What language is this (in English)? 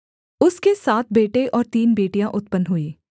Hindi